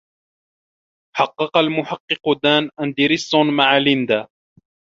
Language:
Arabic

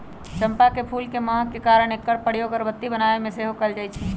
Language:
Magahi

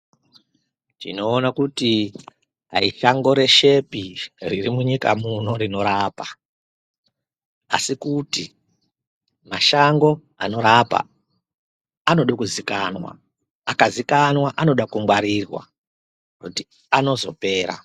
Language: Ndau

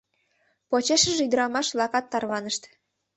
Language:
Mari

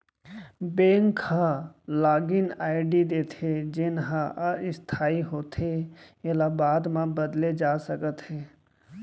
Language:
Chhattisgarhi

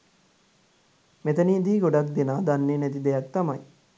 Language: Sinhala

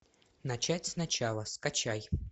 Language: Russian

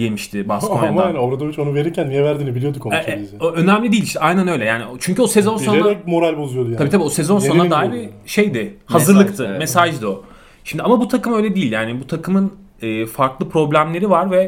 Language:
Turkish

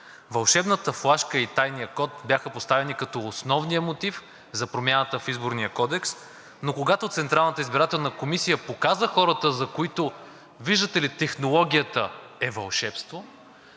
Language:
Bulgarian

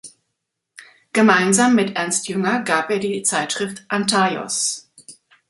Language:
German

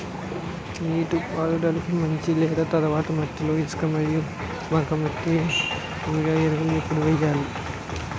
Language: Telugu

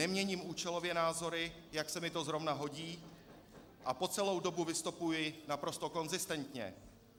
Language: Czech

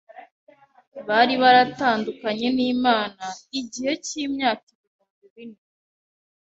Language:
Kinyarwanda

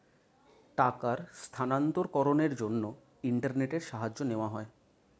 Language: Bangla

